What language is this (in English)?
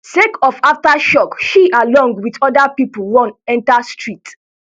Nigerian Pidgin